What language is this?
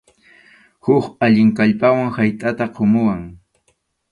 Arequipa-La Unión Quechua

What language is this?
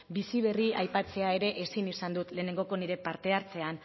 Basque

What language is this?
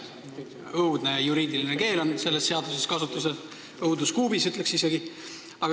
Estonian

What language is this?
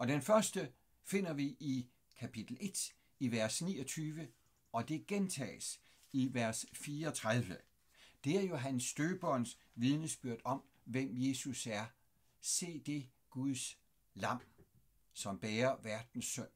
Danish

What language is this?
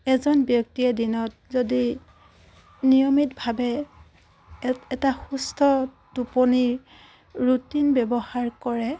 Assamese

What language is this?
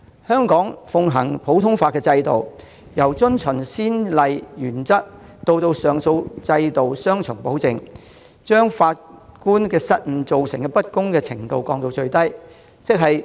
Cantonese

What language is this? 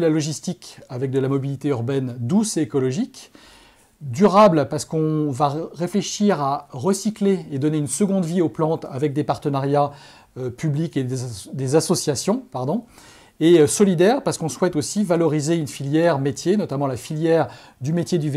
French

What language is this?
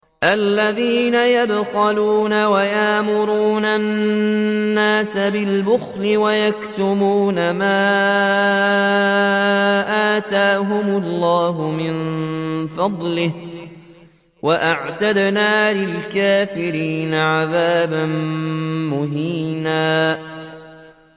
Arabic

